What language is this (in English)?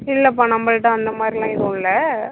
Tamil